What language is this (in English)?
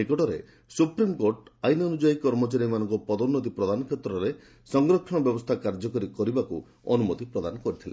Odia